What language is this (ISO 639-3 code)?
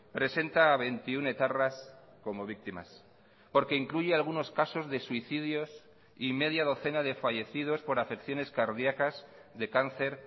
spa